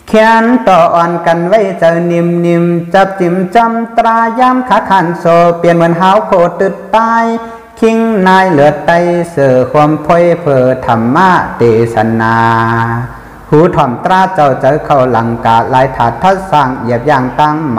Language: Thai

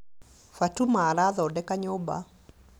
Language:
Kikuyu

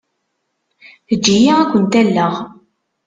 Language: Kabyle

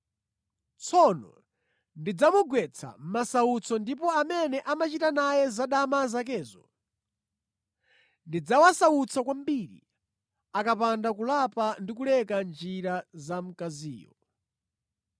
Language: Nyanja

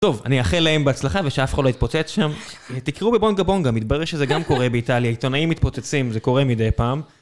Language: Hebrew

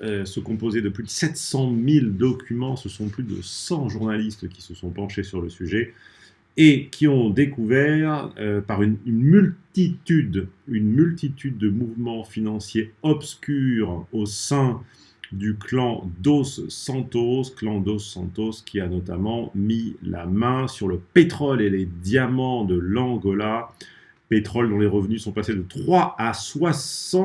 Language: French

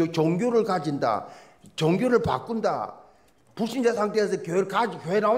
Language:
Korean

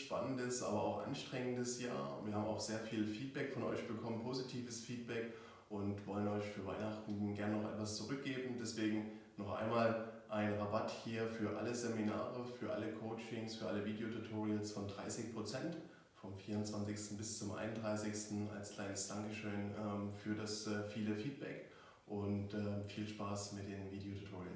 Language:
German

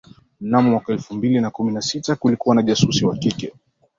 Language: Swahili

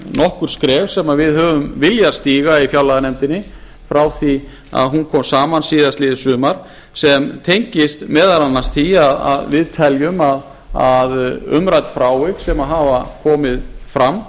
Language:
Icelandic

